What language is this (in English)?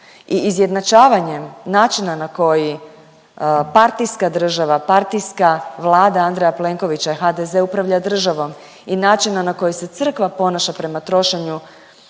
Croatian